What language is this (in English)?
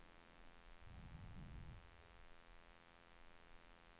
Swedish